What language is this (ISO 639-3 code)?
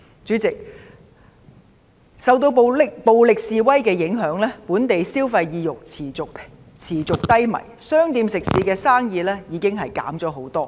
yue